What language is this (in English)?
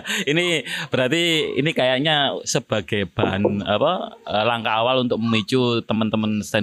Indonesian